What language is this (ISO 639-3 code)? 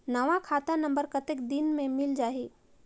hne